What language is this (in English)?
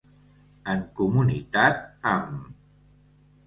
Catalan